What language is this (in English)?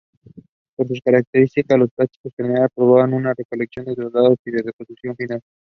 Spanish